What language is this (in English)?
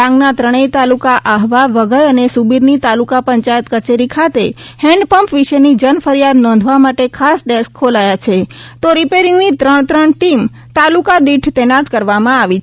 Gujarati